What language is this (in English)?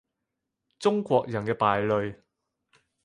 Cantonese